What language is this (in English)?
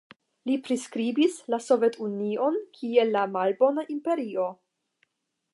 Esperanto